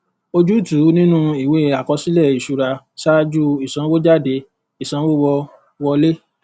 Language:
Yoruba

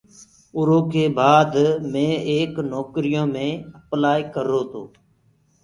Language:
Gurgula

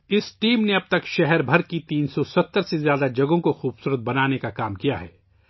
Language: Urdu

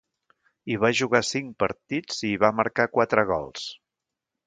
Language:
Catalan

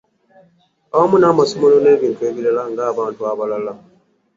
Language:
Ganda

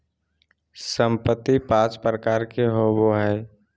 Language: Magahi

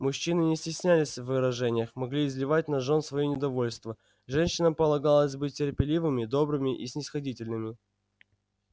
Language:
Russian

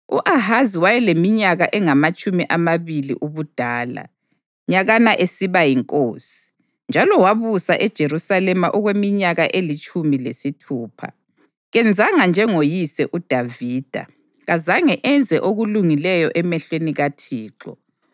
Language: North Ndebele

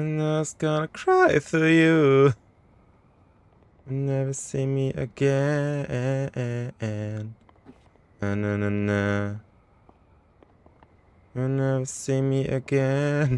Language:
German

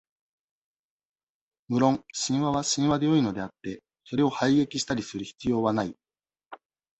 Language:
Japanese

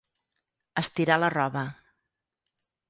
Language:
Catalan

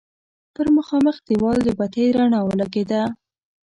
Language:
Pashto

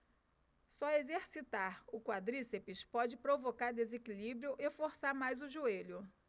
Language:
Portuguese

